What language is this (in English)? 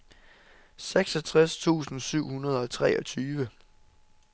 Danish